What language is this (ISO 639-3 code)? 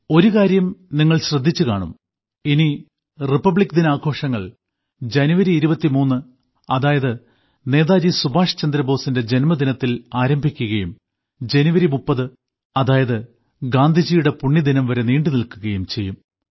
mal